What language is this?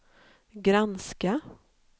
Swedish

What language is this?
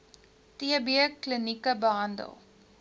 Afrikaans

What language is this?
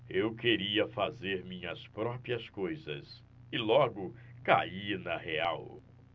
Portuguese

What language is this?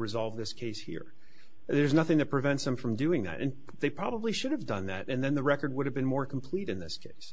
English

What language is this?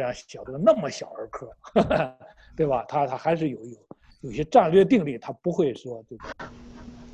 Chinese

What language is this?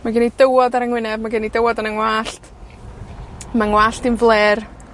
Welsh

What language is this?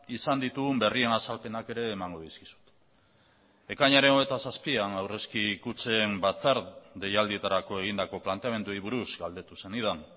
Basque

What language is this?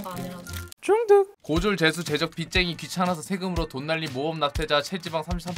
Korean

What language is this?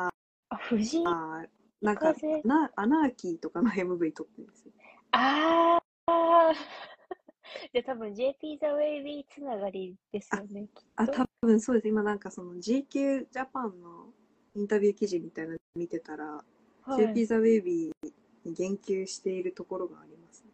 Japanese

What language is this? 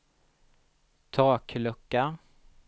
Swedish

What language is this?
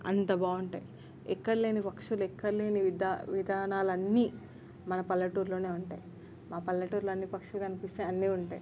Telugu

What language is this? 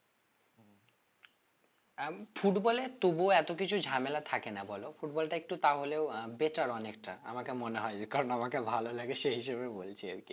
Bangla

